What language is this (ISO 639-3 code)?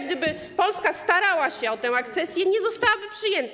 pol